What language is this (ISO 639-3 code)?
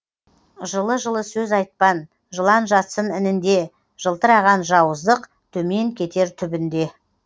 kaz